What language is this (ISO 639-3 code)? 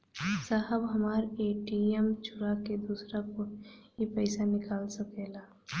bho